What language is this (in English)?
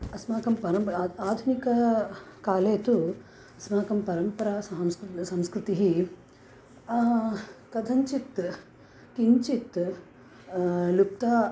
Sanskrit